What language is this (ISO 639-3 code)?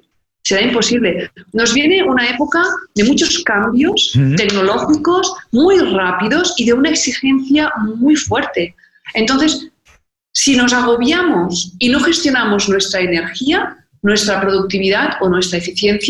spa